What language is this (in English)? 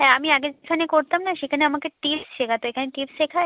Bangla